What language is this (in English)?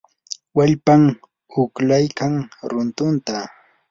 Yanahuanca Pasco Quechua